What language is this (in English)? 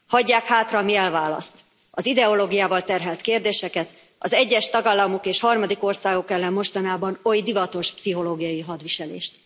Hungarian